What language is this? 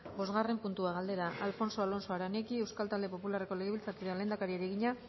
Basque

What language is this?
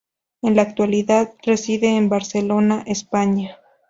Spanish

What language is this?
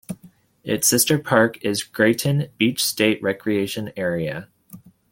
English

